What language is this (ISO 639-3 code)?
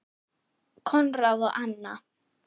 isl